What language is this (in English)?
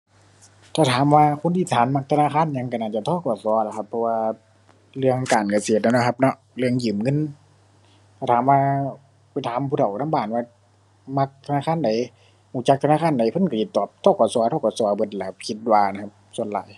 Thai